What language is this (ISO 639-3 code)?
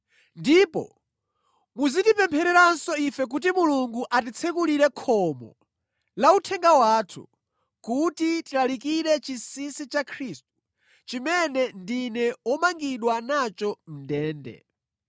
nya